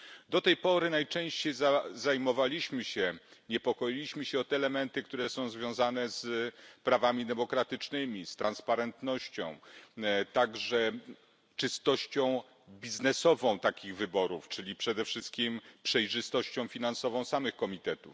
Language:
Polish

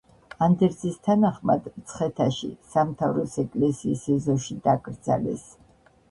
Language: Georgian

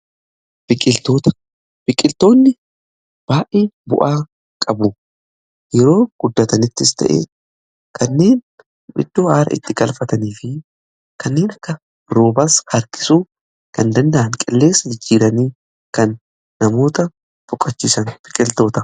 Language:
Oromo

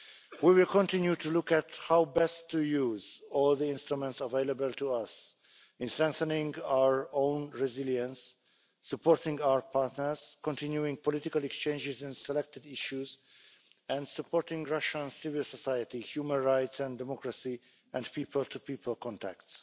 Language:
English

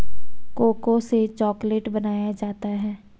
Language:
Hindi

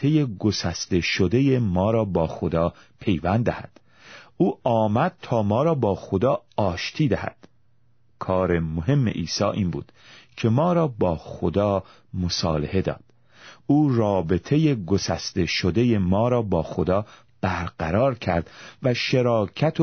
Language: Persian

